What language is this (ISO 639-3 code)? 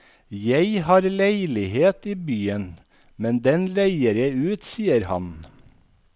nor